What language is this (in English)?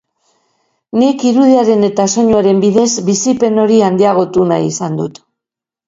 Basque